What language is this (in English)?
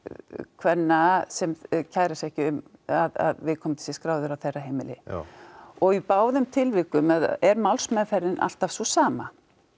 Icelandic